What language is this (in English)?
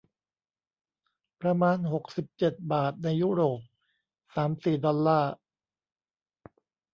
Thai